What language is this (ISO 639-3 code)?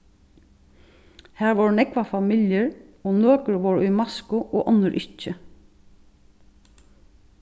fao